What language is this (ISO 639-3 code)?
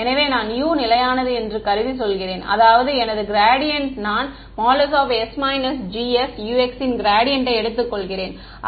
tam